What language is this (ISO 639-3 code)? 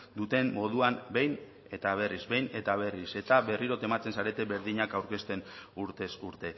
eus